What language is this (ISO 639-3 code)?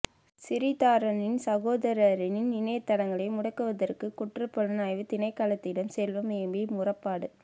tam